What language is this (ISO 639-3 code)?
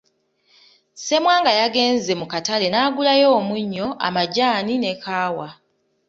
lug